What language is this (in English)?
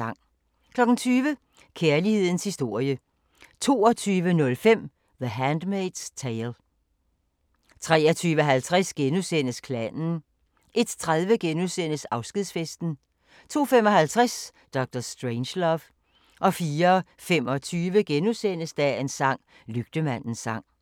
Danish